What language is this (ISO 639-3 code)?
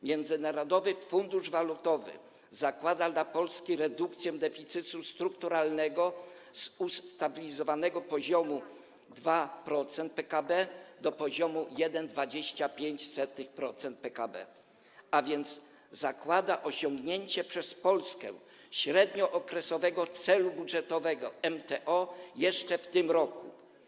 pol